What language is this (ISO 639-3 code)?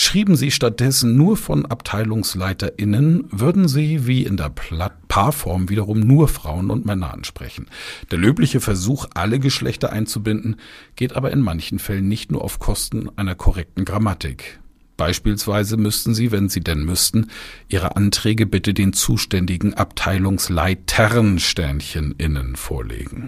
deu